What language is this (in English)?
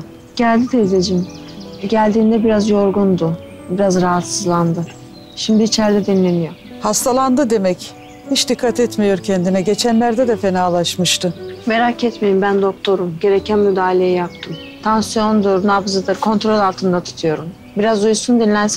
Turkish